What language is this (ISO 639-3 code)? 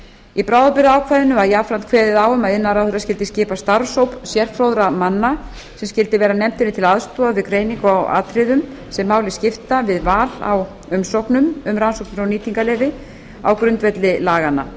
isl